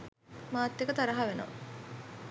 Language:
Sinhala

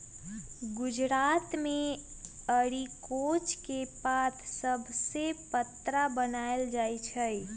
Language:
Magahi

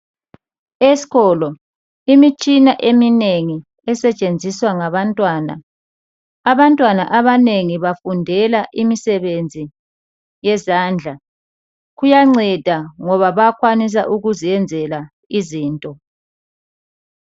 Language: North Ndebele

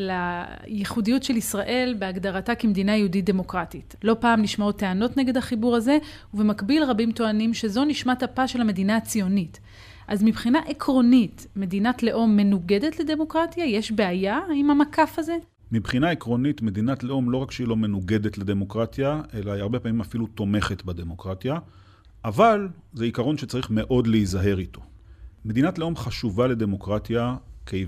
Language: Hebrew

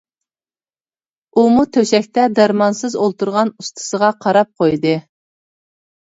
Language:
Uyghur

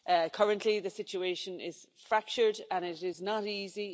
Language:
English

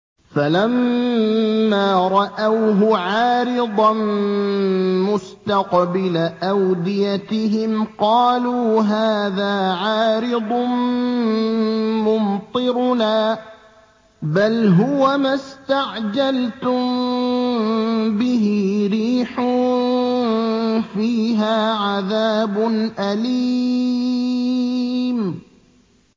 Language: Arabic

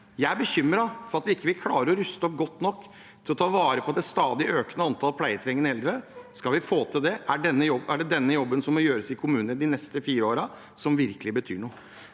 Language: Norwegian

